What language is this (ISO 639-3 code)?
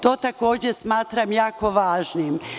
srp